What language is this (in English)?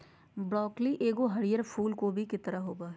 Magahi